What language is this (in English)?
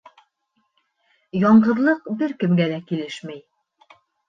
Bashkir